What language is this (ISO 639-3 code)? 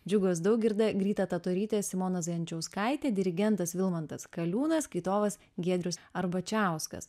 lit